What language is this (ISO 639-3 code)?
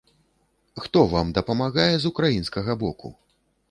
bel